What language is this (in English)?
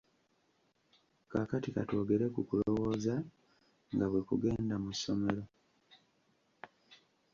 Ganda